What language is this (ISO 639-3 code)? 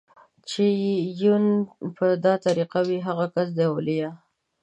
pus